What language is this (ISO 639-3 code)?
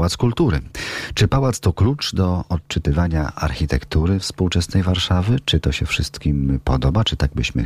pol